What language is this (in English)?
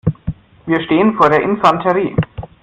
German